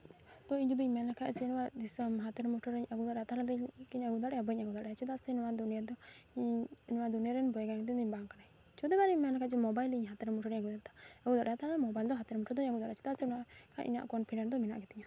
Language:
Santali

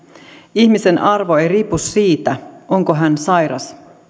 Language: Finnish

